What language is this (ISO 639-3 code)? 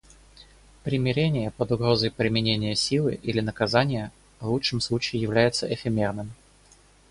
rus